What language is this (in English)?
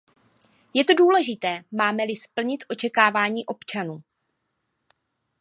Czech